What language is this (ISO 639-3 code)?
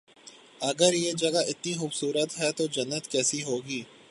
urd